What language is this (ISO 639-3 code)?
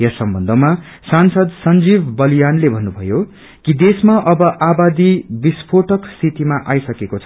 nep